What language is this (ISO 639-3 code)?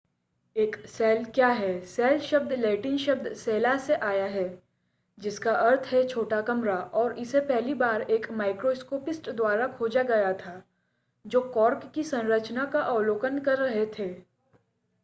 hin